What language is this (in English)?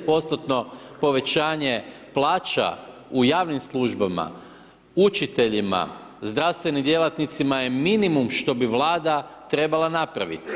Croatian